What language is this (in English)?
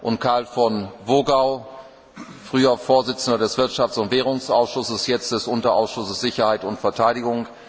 German